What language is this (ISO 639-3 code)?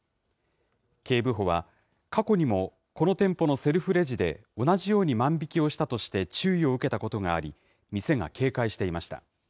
jpn